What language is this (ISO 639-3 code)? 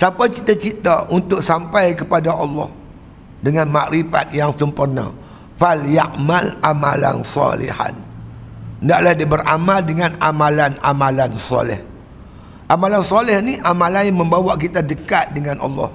msa